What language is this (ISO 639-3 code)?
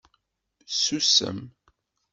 kab